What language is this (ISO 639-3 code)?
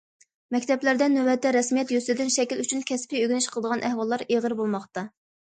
uig